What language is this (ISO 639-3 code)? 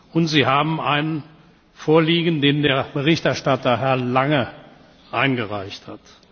deu